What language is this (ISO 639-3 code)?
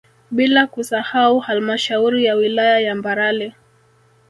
swa